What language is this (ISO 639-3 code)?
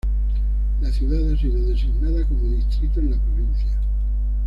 spa